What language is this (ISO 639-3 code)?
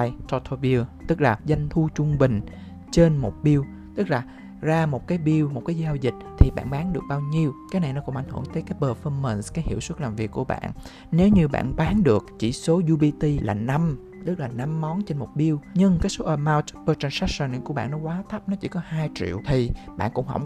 vie